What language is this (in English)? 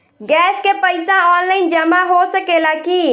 Bhojpuri